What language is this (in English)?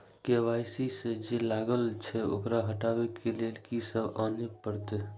Maithili